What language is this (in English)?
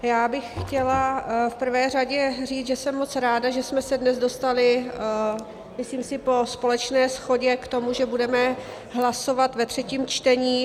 Czech